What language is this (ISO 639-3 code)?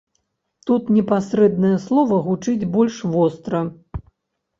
bel